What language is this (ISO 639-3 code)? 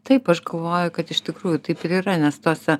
lit